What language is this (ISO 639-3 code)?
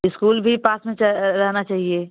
hin